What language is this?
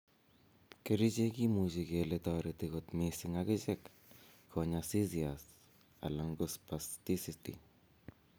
Kalenjin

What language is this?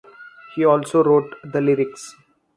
English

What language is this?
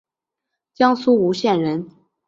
Chinese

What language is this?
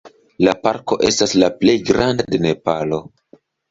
Esperanto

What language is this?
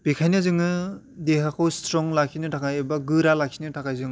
Bodo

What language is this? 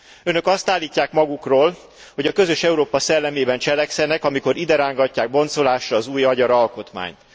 Hungarian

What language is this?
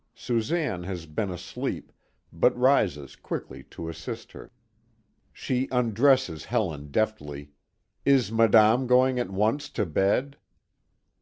English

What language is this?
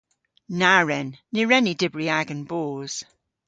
Cornish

